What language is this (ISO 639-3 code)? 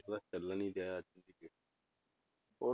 pan